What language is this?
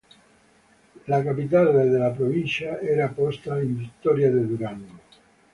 Italian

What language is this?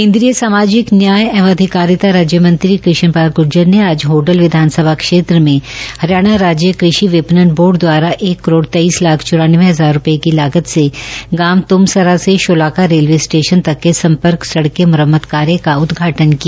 Hindi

